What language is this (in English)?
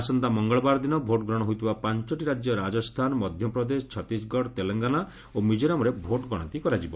Odia